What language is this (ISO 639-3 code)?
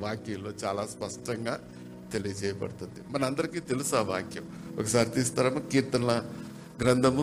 tel